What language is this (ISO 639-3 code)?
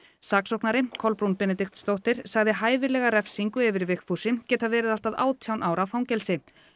isl